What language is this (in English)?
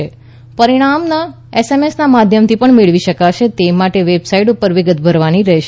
Gujarati